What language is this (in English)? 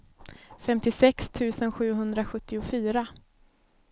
Swedish